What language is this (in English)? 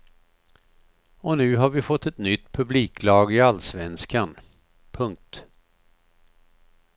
Swedish